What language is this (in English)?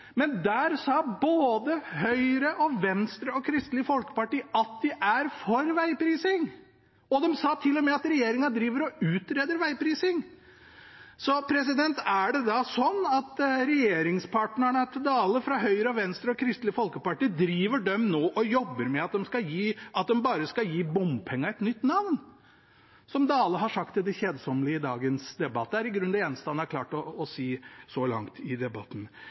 Norwegian Bokmål